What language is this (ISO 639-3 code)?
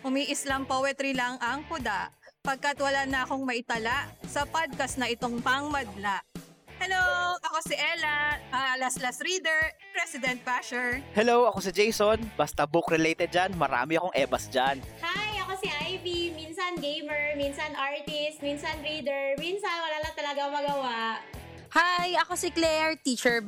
fil